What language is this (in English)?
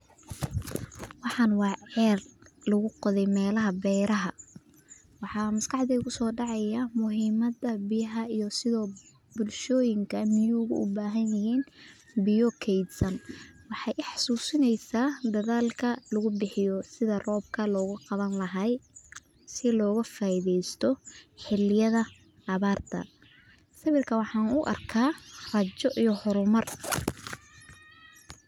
Somali